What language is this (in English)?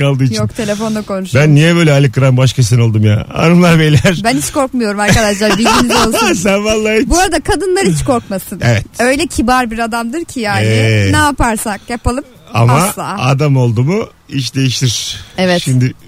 Turkish